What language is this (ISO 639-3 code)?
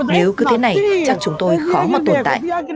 vie